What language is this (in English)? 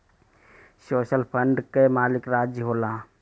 Bhojpuri